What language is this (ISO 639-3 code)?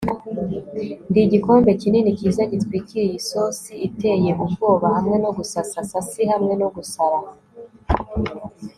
kin